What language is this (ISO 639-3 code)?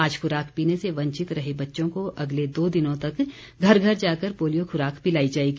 hin